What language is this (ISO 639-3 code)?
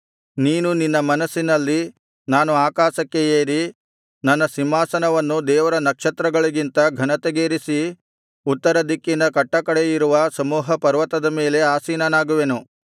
kan